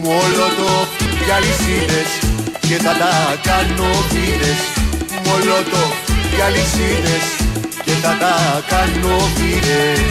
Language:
Greek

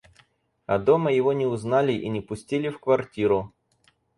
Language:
Russian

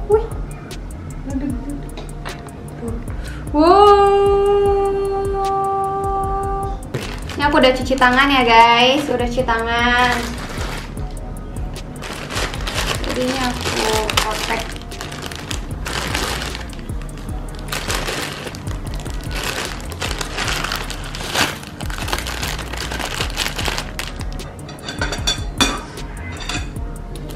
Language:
Indonesian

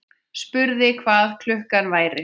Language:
Icelandic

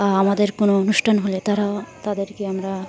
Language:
Bangla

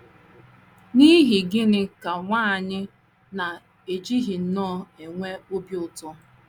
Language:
Igbo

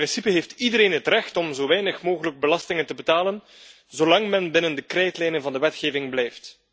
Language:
Dutch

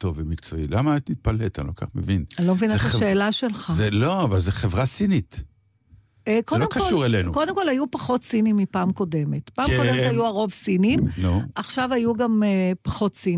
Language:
Hebrew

